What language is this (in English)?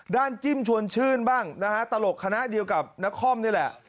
Thai